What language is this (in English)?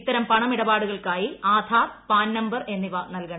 Malayalam